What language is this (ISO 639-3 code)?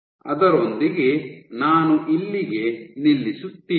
kan